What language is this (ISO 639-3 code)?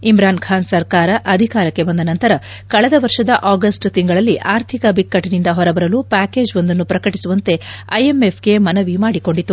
kan